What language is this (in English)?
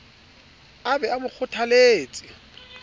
Southern Sotho